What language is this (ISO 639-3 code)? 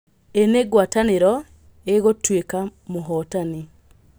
kik